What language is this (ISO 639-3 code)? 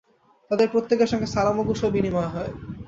ben